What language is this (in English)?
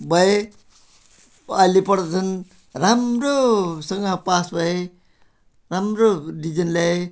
Nepali